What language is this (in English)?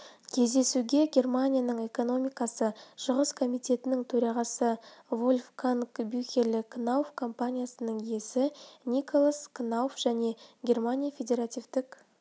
Kazakh